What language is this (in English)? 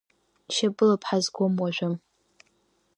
Abkhazian